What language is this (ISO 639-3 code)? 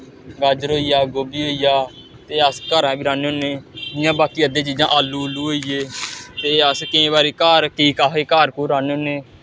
doi